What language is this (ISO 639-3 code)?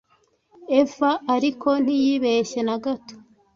kin